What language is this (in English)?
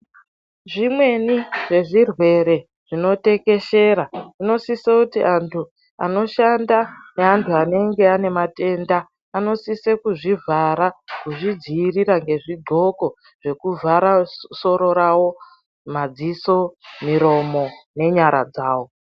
Ndau